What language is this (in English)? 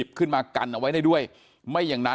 Thai